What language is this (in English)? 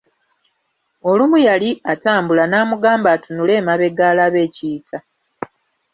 Ganda